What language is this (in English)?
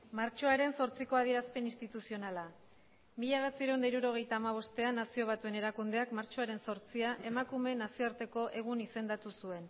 Basque